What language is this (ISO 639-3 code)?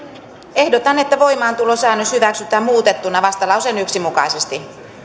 fin